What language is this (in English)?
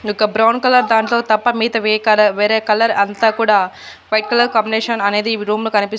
Telugu